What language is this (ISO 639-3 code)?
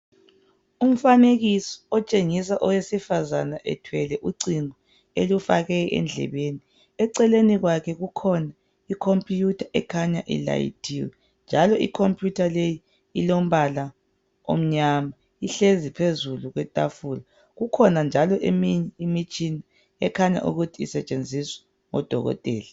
nde